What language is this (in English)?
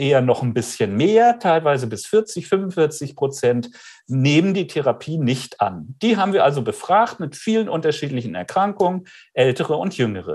German